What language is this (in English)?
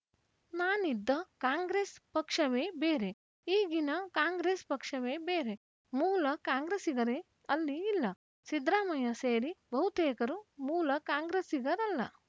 Kannada